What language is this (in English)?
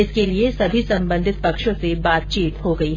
Hindi